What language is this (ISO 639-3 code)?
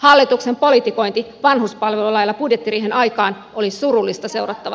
fin